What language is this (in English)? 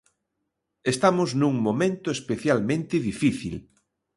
Galician